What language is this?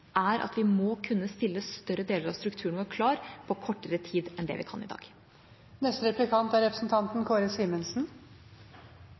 Norwegian Bokmål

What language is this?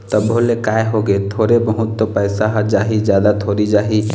Chhattisgarhi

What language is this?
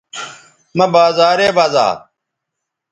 Bateri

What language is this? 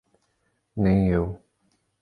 Portuguese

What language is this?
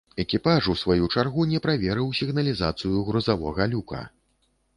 Belarusian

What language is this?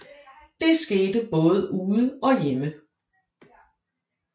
Danish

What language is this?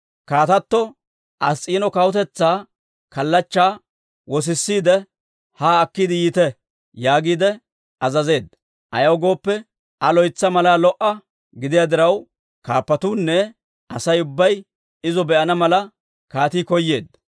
Dawro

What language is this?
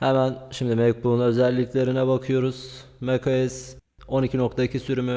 Turkish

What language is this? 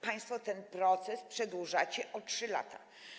Polish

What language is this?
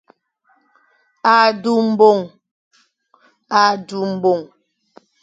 Fang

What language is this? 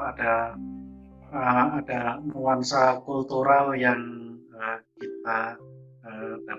Indonesian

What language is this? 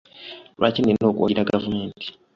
Ganda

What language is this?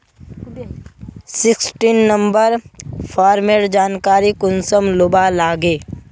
Magahi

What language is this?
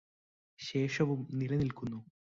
Malayalam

